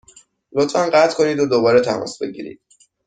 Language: Persian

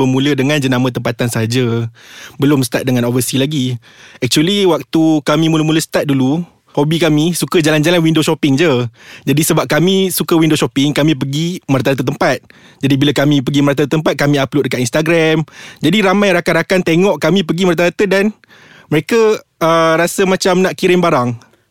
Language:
Malay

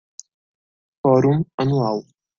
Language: Portuguese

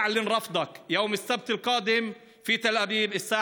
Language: Hebrew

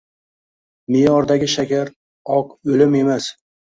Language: Uzbek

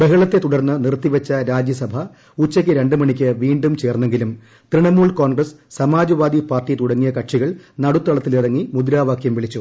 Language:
Malayalam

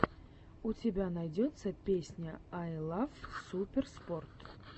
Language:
Russian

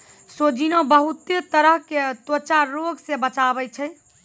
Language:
Maithili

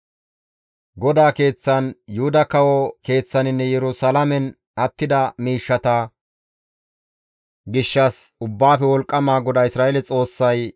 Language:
Gamo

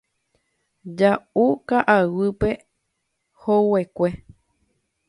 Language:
Guarani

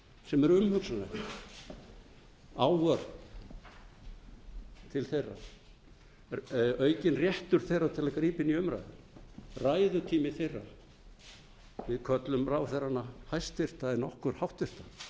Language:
Icelandic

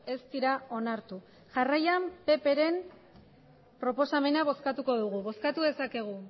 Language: Basque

